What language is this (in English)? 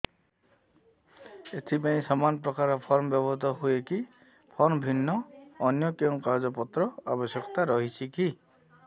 Odia